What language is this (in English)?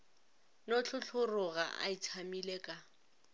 Northern Sotho